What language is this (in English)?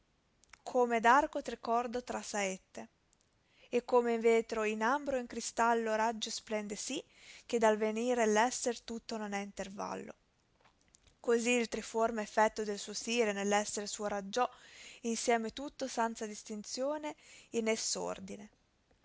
Italian